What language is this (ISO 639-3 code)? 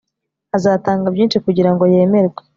kin